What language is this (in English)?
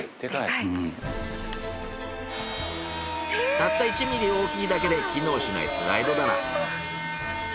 Japanese